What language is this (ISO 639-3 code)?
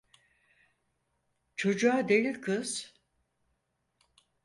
tur